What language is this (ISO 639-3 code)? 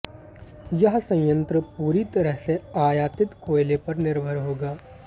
hin